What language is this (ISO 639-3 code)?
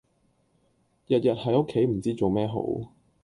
yue